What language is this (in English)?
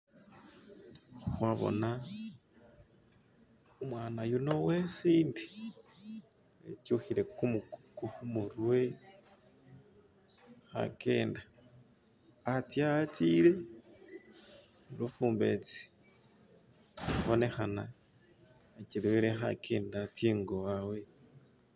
Masaaba